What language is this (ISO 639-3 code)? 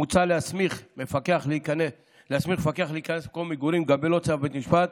heb